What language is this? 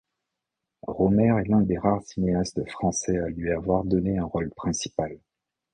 French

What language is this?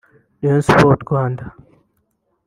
Kinyarwanda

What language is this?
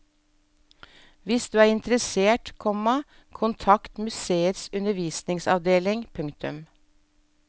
Norwegian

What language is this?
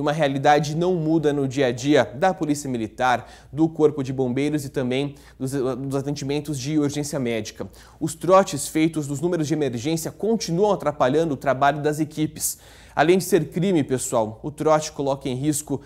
Portuguese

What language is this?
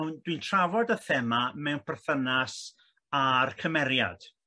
Welsh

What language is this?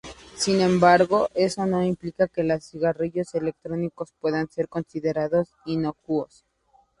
Spanish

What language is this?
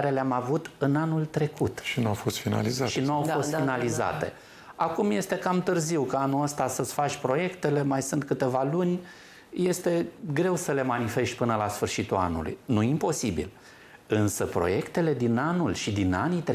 Romanian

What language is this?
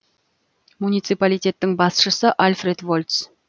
Kazakh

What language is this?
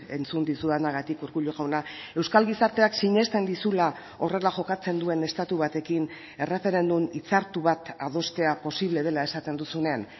Basque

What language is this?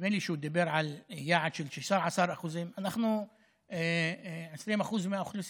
Hebrew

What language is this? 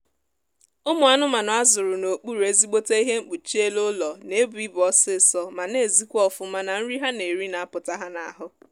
Igbo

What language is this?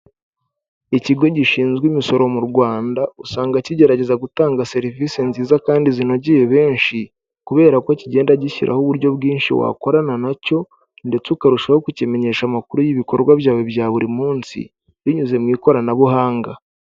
Kinyarwanda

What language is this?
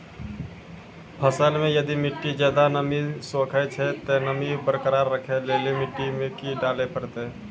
Maithili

